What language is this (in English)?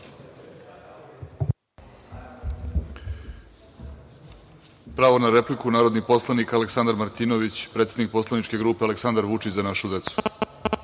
Serbian